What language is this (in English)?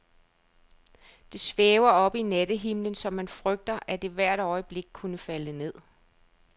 Danish